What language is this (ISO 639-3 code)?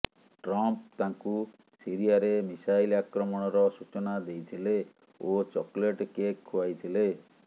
ori